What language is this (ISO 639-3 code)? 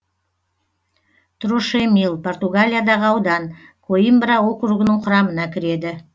kaz